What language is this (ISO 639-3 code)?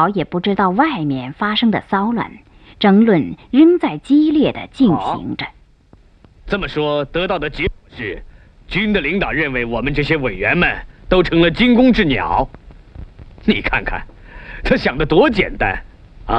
zho